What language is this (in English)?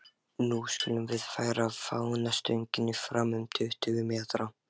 Icelandic